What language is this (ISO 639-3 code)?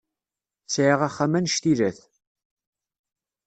kab